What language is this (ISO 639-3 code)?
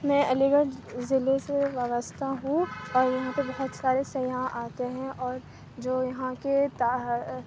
urd